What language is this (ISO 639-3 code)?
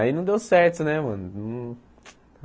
por